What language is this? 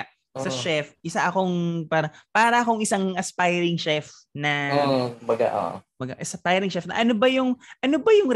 Filipino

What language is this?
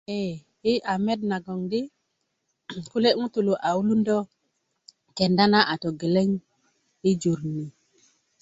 Kuku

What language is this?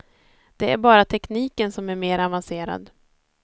Swedish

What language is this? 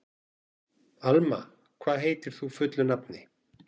Icelandic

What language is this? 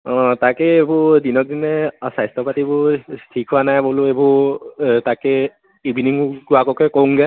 Assamese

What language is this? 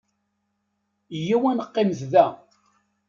Kabyle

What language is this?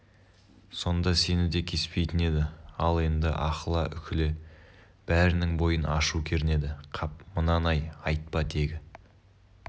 Kazakh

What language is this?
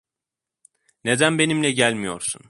Turkish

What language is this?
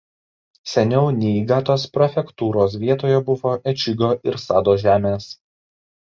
Lithuanian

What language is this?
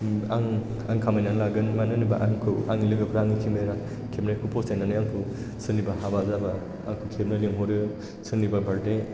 Bodo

